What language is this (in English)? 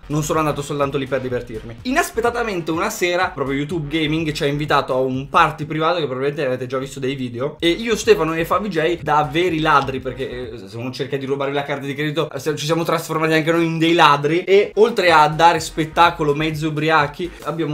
Italian